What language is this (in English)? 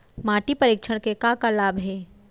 Chhattisgarhi